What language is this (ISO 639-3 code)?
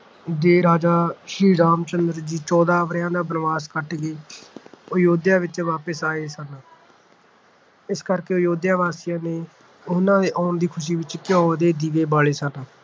pan